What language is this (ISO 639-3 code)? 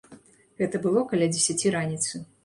bel